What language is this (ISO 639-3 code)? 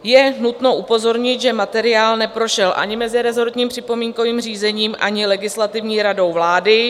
ces